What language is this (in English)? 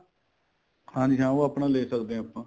Punjabi